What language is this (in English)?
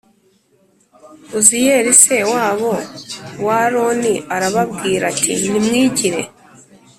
Kinyarwanda